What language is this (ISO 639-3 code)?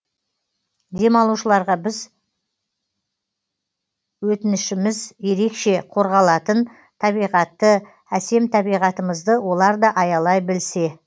kaz